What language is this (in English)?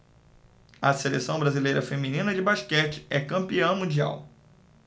Portuguese